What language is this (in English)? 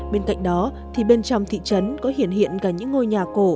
Vietnamese